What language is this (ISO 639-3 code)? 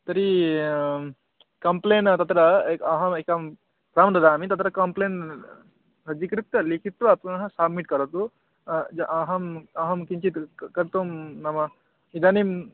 san